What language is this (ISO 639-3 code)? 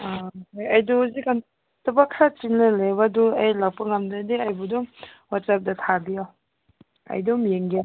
mni